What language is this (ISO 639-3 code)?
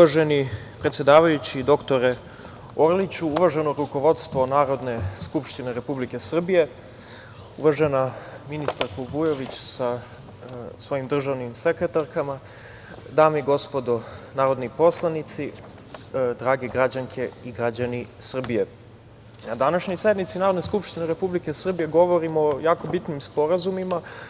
srp